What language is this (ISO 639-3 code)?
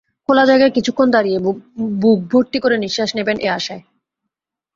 ben